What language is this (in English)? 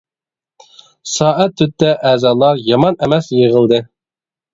Uyghur